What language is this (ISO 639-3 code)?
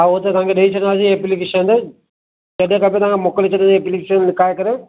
snd